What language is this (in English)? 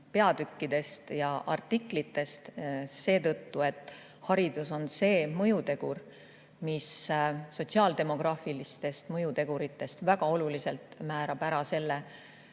Estonian